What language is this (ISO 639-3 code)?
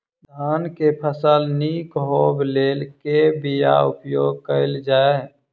mai